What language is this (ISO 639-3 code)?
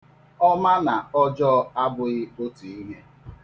ibo